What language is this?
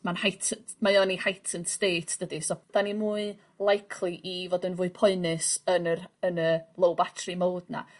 Welsh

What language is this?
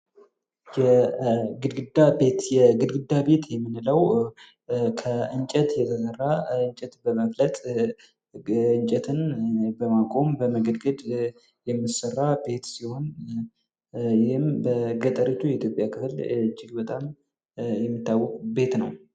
Amharic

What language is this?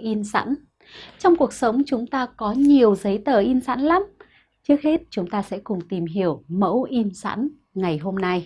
Vietnamese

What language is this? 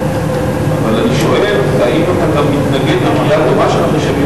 Hebrew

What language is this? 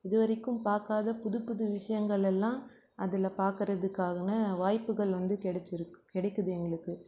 Tamil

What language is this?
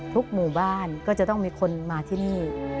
Thai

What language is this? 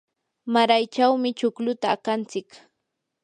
Yanahuanca Pasco Quechua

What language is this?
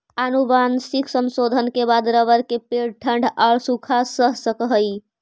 Magahi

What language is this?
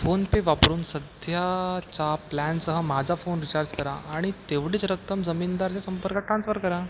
Marathi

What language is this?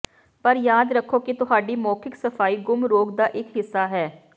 Punjabi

